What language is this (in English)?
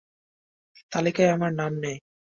Bangla